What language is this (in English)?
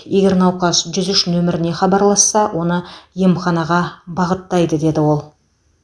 Kazakh